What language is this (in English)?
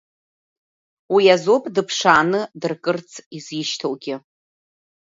Abkhazian